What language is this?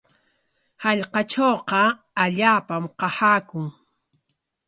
Corongo Ancash Quechua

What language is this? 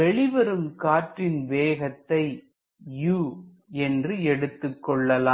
Tamil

